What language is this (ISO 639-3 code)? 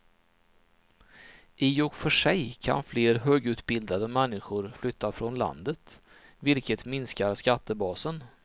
swe